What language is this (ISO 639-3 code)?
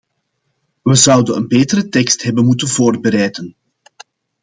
nld